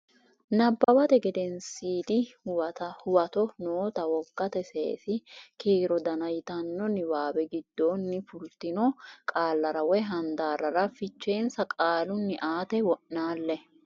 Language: Sidamo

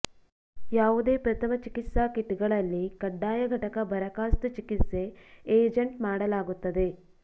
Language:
Kannada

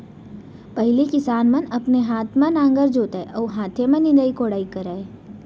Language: Chhattisgarhi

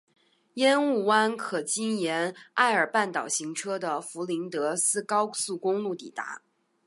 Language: Chinese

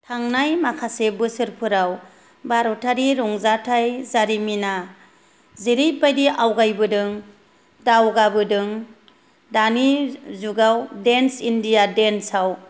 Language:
Bodo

